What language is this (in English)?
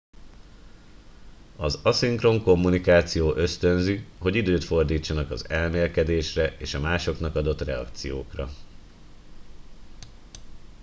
Hungarian